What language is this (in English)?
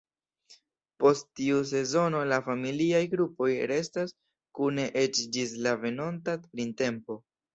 Esperanto